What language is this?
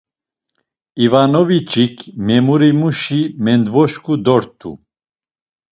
Laz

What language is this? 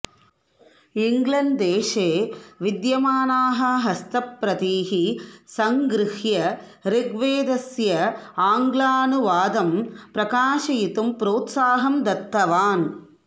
Sanskrit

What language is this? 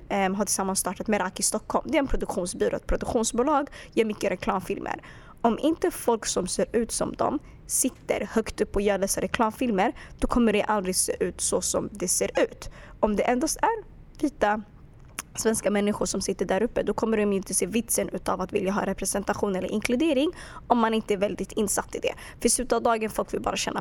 Swedish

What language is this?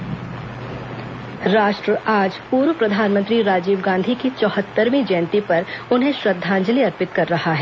Hindi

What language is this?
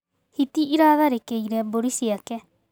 Kikuyu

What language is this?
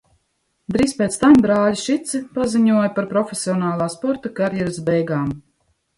Latvian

